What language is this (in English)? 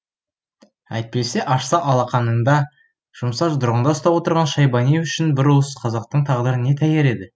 Kazakh